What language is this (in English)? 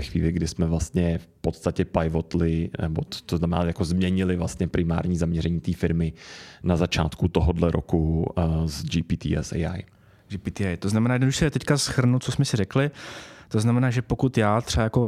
Czech